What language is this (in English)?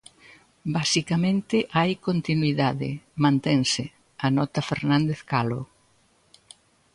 Galician